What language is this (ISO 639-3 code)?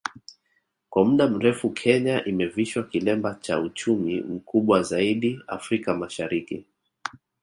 swa